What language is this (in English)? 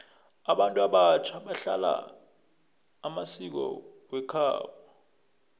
South Ndebele